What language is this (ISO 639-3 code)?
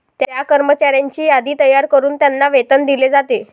mar